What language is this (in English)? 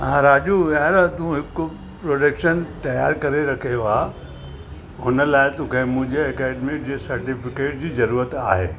Sindhi